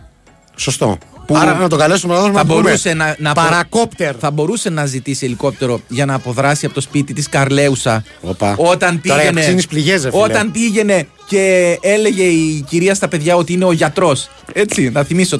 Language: Greek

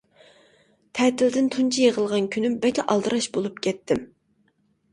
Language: Uyghur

